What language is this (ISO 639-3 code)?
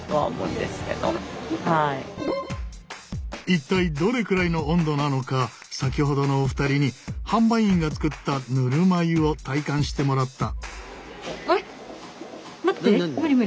jpn